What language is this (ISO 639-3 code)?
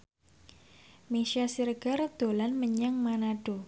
jav